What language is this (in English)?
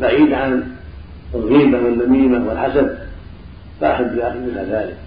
Arabic